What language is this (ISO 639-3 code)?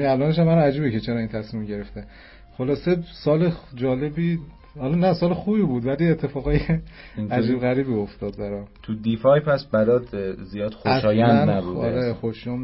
fas